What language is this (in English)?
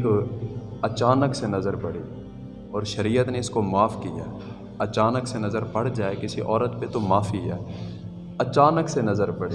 Urdu